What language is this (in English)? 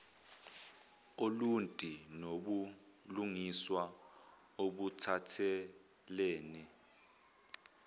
Zulu